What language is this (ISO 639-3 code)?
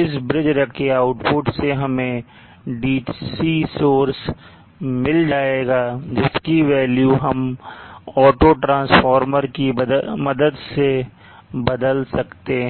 hin